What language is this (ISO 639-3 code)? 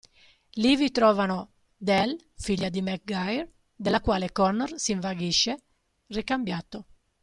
ita